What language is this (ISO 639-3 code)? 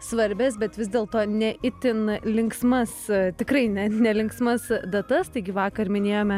lit